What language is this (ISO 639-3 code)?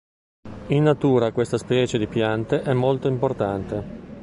ita